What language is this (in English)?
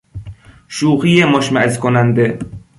Persian